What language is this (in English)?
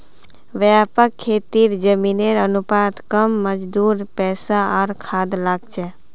Magahi